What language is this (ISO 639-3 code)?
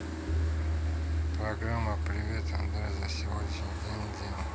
rus